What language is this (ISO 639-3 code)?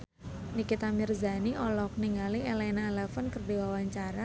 sun